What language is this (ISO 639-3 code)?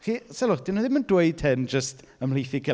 cym